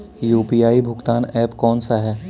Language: Hindi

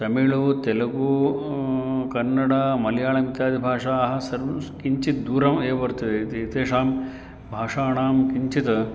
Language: Sanskrit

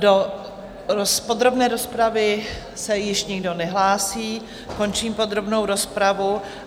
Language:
Czech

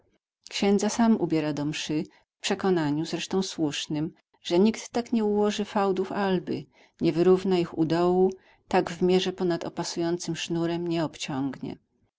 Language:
Polish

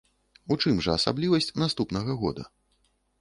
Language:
Belarusian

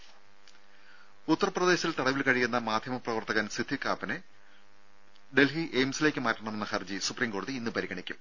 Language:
Malayalam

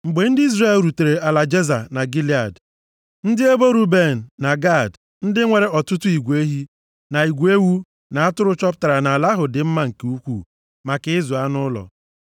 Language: Igbo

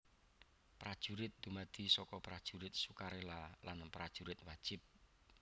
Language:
Javanese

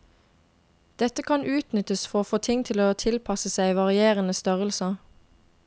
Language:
Norwegian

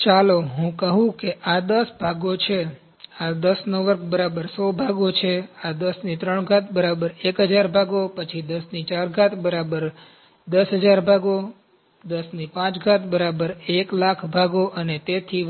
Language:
Gujarati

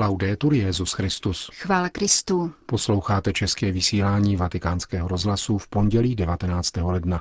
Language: Czech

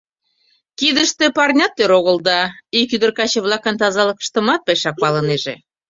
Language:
Mari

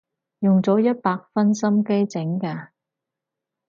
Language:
Cantonese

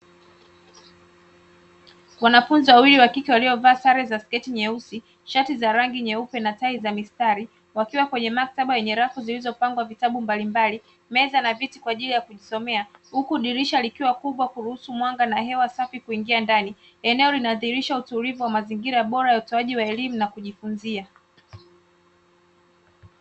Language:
Swahili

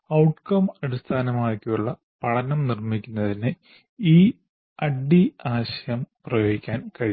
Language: Malayalam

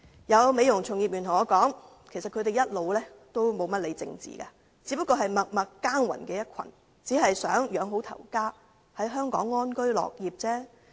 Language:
Cantonese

